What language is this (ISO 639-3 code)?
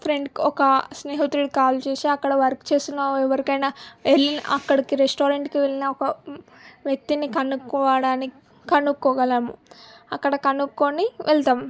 tel